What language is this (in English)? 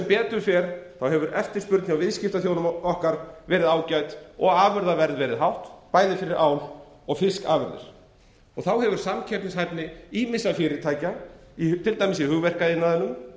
Icelandic